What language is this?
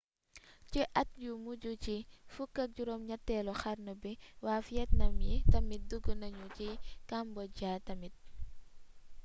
Wolof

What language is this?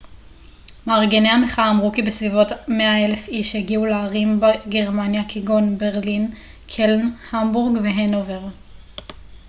Hebrew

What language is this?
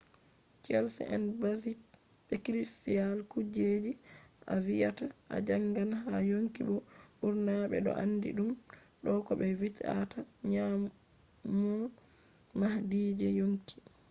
Fula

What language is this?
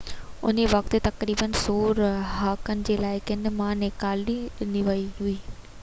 Sindhi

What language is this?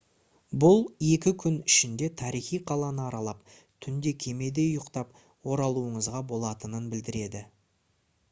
Kazakh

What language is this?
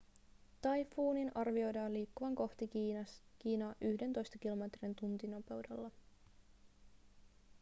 Finnish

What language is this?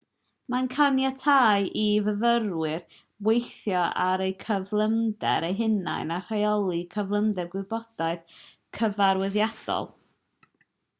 Welsh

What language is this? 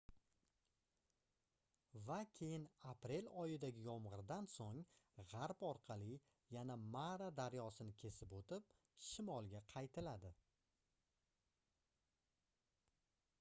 Uzbek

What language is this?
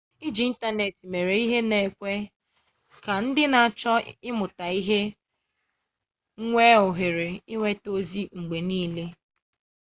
Igbo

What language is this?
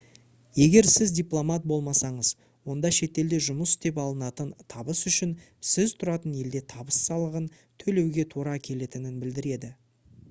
Kazakh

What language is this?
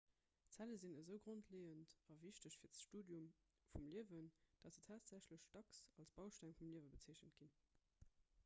Luxembourgish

